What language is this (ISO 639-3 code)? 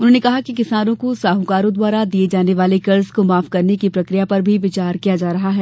hin